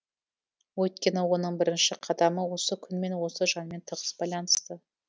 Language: Kazakh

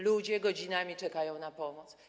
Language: Polish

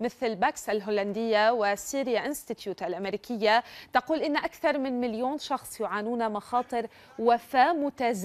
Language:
Arabic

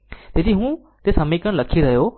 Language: Gujarati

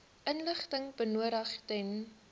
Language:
Afrikaans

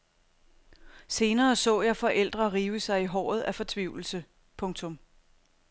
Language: Danish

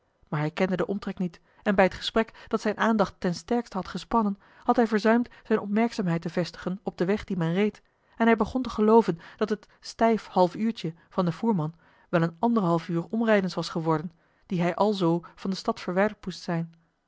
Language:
Dutch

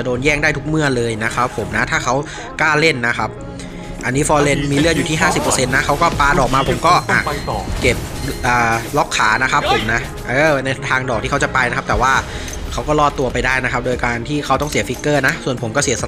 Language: Thai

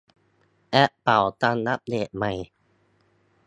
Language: Thai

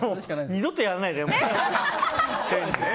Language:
Japanese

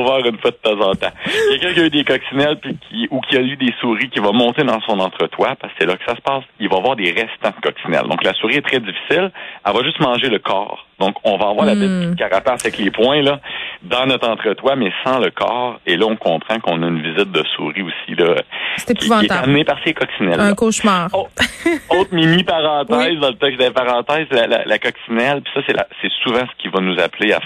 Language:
French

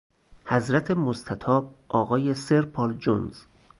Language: Persian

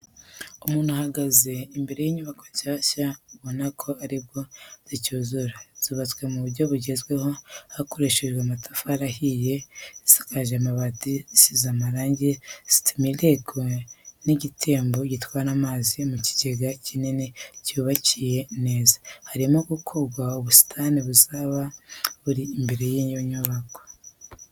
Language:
Kinyarwanda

